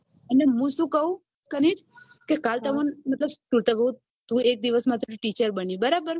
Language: Gujarati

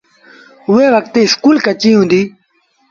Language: Sindhi Bhil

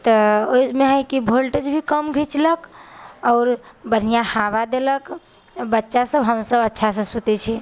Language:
Maithili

